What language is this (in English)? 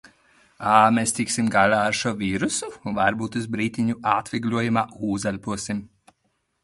Latvian